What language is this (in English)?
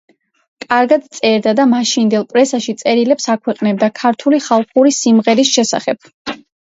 Georgian